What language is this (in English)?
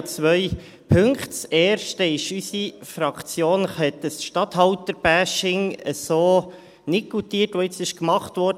Swiss German